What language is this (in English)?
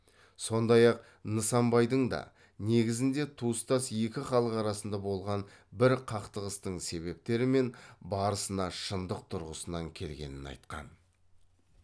Kazakh